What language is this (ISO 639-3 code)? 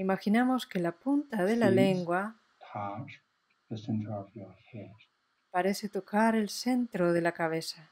spa